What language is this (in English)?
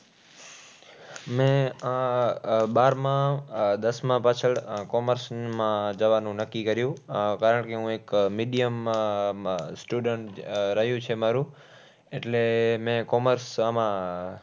Gujarati